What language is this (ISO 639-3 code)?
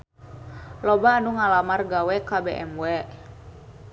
sun